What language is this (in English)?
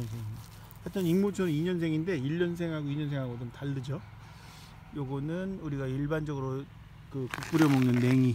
Korean